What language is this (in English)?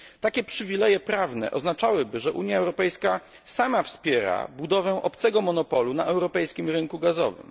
Polish